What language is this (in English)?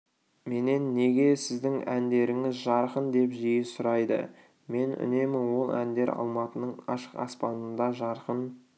Kazakh